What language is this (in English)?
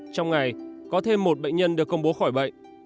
Vietnamese